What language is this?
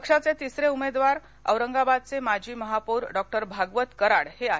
Marathi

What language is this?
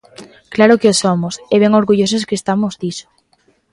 Galician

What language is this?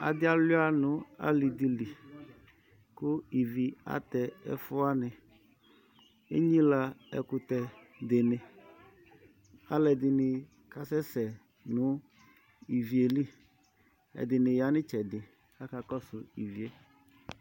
Ikposo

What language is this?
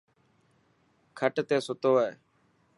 Dhatki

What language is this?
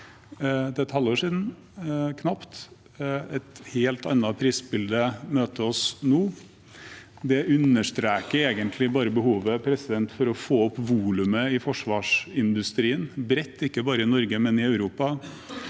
Norwegian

